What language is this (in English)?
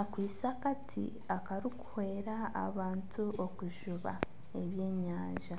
Nyankole